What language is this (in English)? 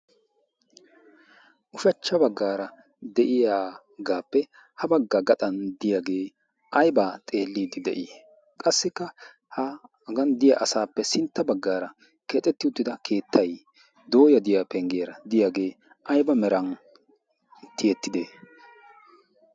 Wolaytta